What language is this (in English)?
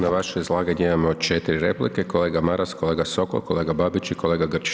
Croatian